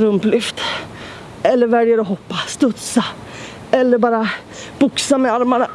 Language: Swedish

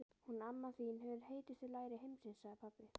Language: Icelandic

